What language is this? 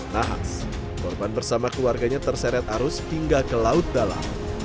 Indonesian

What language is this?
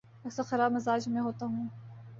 Urdu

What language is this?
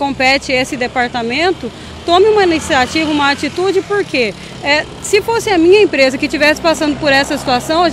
Portuguese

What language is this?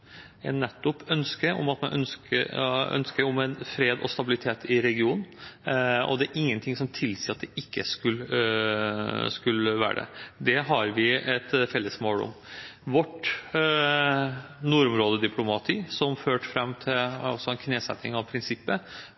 Norwegian Bokmål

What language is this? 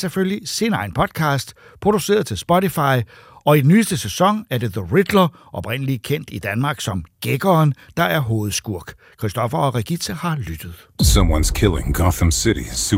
Danish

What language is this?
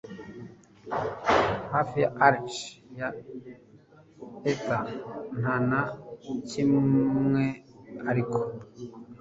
Kinyarwanda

